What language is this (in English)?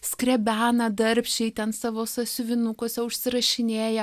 Lithuanian